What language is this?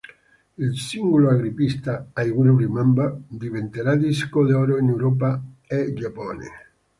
Italian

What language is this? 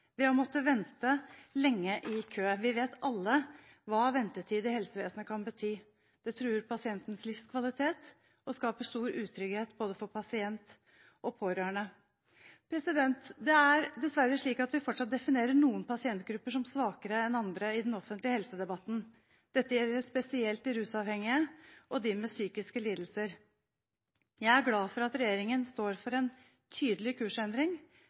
Norwegian Bokmål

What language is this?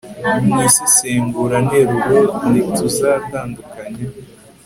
Kinyarwanda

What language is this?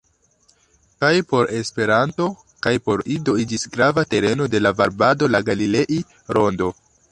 Esperanto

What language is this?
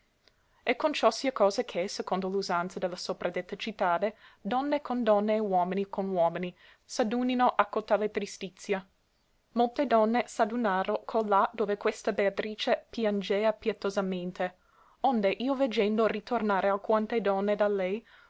Italian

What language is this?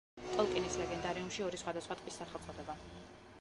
Georgian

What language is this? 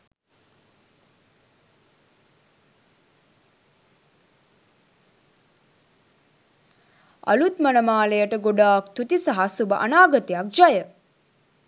Sinhala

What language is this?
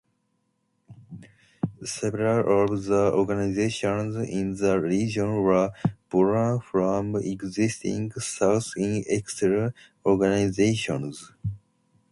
English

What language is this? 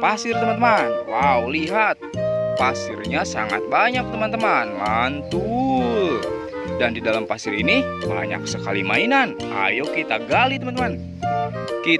Indonesian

